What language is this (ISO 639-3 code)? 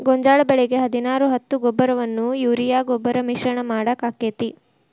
kan